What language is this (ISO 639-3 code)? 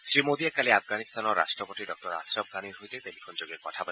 asm